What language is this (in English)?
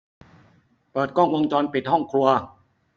Thai